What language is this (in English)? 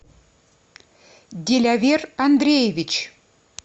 Russian